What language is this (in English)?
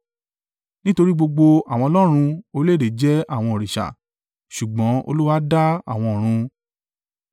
Yoruba